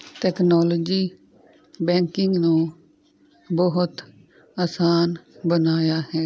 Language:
Punjabi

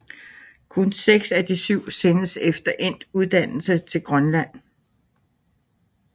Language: Danish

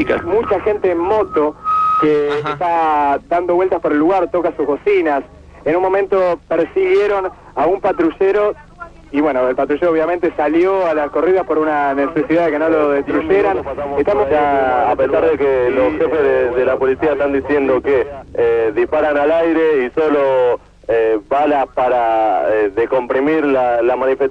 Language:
Spanish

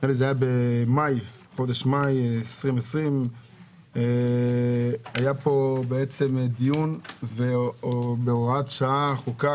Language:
Hebrew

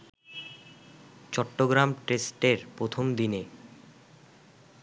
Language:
Bangla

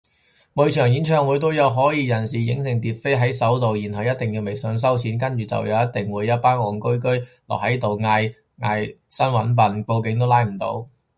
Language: Cantonese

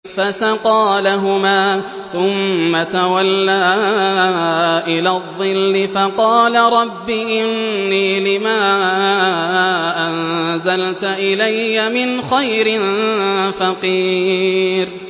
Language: Arabic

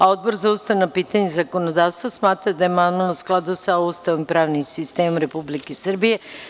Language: Serbian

